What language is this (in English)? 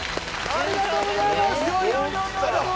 Japanese